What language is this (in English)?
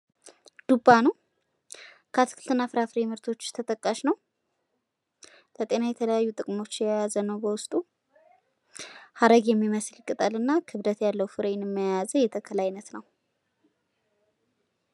Amharic